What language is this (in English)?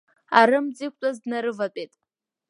Abkhazian